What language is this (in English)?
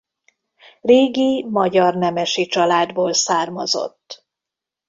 Hungarian